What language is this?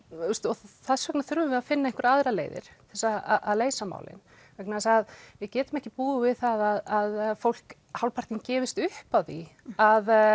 Icelandic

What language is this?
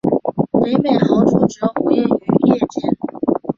Chinese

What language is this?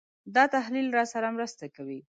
Pashto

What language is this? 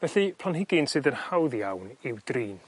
Welsh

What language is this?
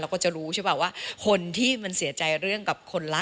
Thai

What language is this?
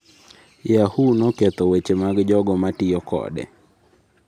Luo (Kenya and Tanzania)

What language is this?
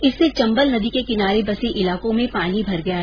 Hindi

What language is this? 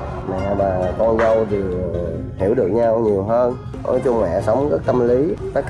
Vietnamese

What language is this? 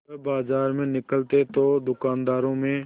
Hindi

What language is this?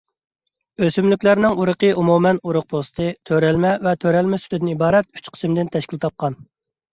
Uyghur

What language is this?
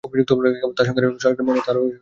Bangla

